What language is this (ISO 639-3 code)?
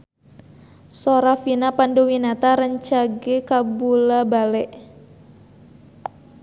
sun